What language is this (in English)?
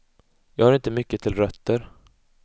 Swedish